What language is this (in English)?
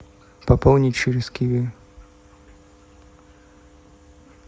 Russian